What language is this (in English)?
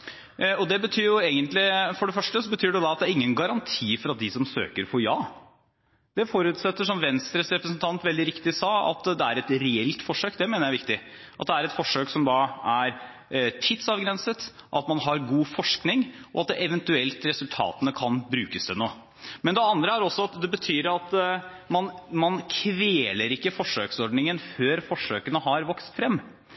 Norwegian Bokmål